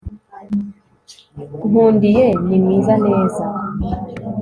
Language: Kinyarwanda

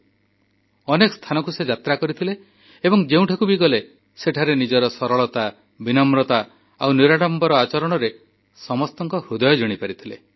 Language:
Odia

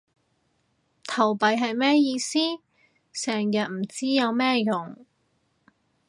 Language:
Cantonese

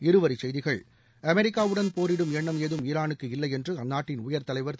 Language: Tamil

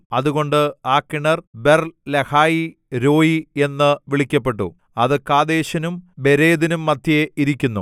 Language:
Malayalam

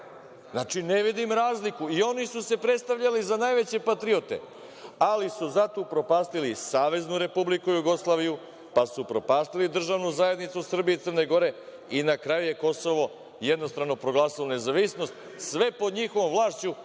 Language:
Serbian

